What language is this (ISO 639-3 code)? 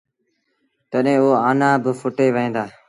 sbn